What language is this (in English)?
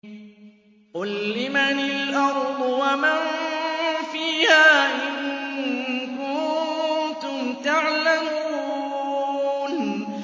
Arabic